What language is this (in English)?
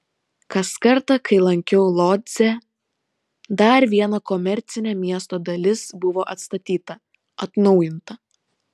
Lithuanian